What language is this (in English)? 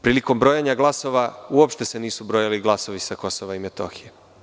Serbian